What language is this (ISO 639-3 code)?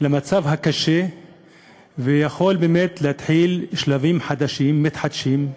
heb